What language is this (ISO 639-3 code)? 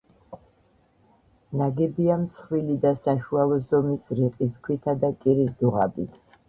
kat